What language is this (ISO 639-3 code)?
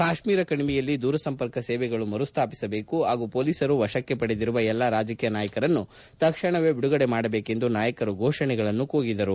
kan